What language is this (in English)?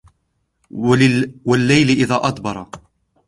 Arabic